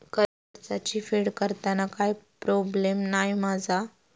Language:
Marathi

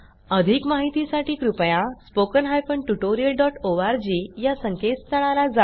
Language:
Marathi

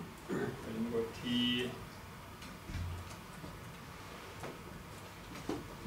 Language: Norwegian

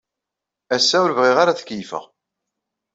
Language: Kabyle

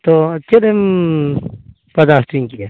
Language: Santali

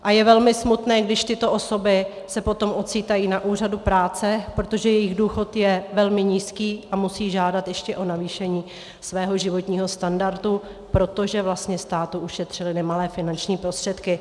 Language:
Czech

